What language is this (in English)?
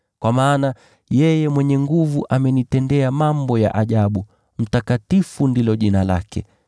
Swahili